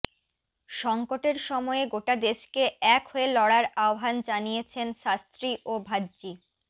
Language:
Bangla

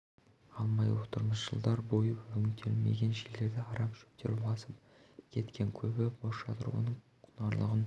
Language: Kazakh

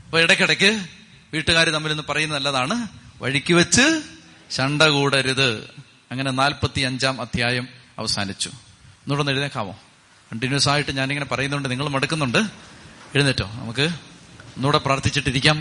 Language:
Malayalam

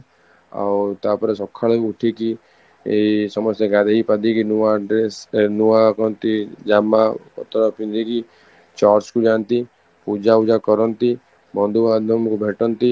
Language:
Odia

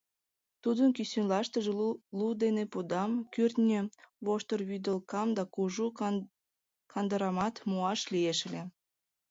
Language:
Mari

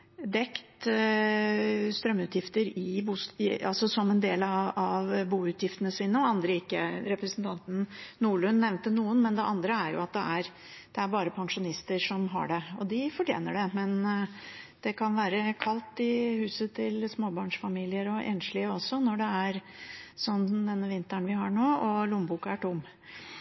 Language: Norwegian Bokmål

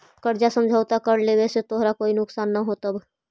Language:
Magahi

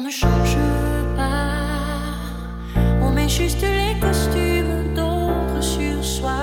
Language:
Russian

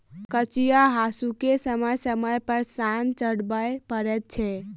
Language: Maithili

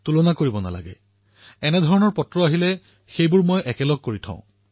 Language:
Assamese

